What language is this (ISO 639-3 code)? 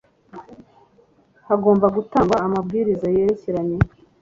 kin